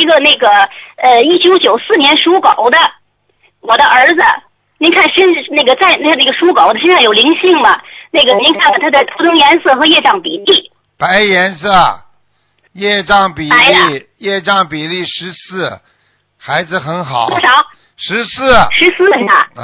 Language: Chinese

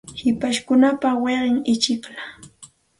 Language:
Santa Ana de Tusi Pasco Quechua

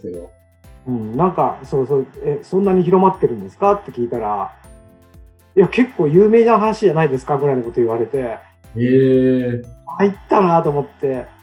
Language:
Japanese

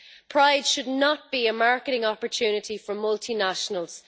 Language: English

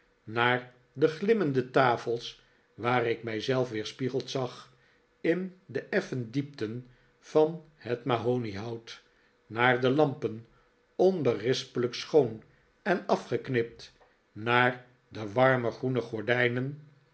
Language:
Dutch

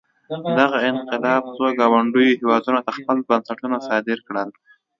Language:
Pashto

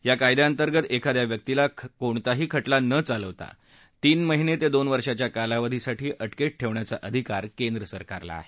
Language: Marathi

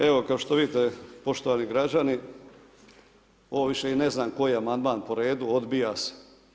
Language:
Croatian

